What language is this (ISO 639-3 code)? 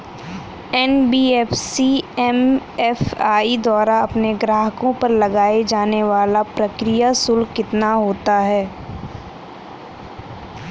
hin